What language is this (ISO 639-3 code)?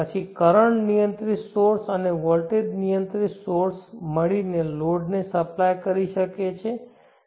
guj